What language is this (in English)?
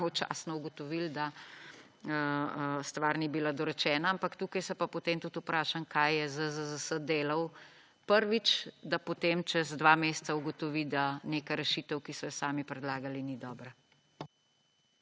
Slovenian